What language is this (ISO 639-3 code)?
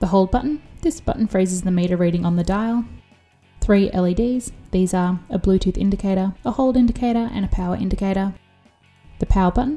eng